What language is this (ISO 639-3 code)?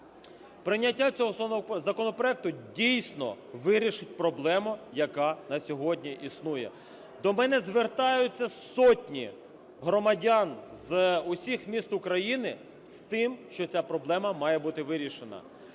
ukr